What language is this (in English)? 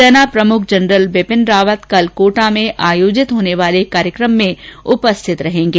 Hindi